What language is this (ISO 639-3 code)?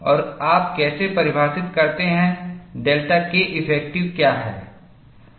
hin